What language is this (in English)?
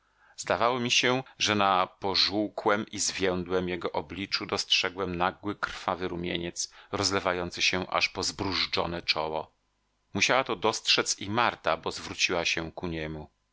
Polish